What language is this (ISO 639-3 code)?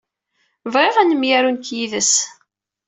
kab